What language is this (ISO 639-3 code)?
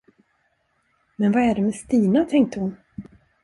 swe